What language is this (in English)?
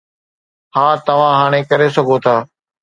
Sindhi